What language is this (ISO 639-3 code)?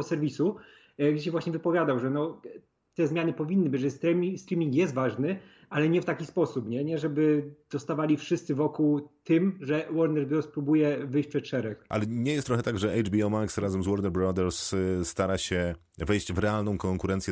pol